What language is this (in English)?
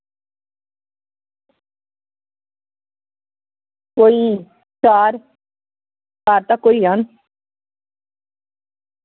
Dogri